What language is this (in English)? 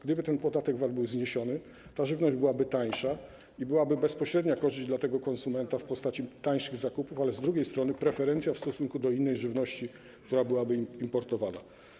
Polish